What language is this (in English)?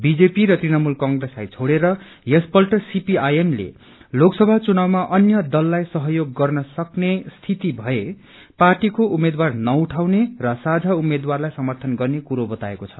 Nepali